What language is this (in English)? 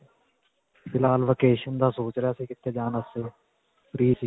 Punjabi